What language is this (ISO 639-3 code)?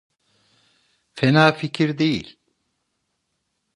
tur